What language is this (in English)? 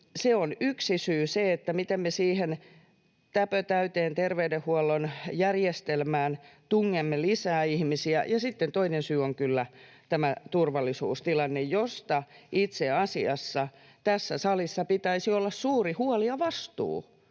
Finnish